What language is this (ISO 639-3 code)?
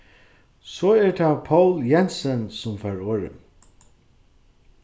fao